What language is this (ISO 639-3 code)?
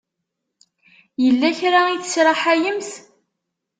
kab